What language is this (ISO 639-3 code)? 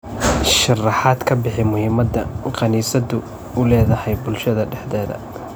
som